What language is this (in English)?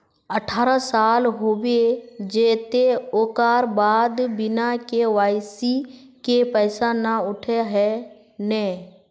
Magahi